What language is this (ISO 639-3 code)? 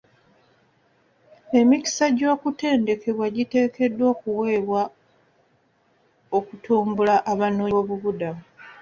lug